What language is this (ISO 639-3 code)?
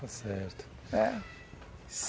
por